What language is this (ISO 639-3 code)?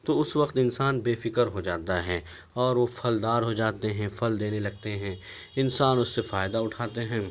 urd